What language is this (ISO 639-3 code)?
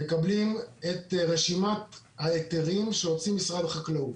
heb